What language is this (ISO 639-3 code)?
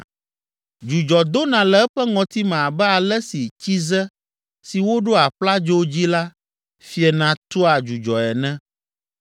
ewe